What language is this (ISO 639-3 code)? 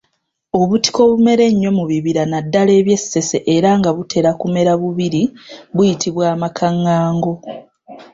lug